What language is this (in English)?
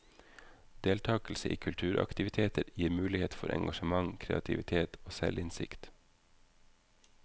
Norwegian